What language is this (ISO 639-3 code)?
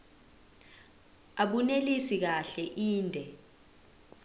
zul